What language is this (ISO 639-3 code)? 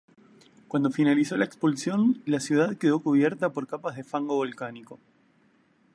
spa